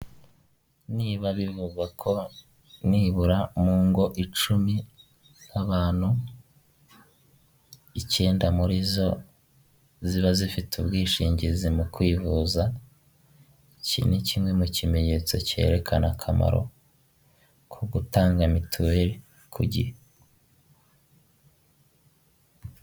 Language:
Kinyarwanda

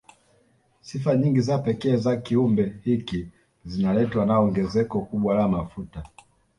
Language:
Swahili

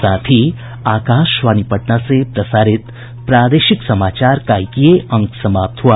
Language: Hindi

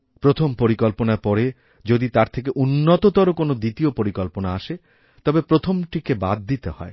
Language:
Bangla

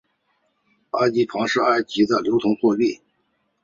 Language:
Chinese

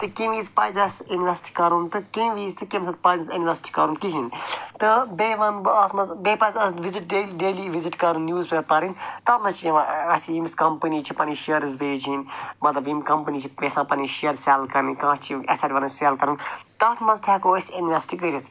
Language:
Kashmiri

